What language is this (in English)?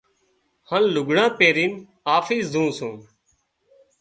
Wadiyara Koli